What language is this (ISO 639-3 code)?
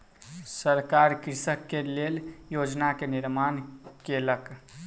mai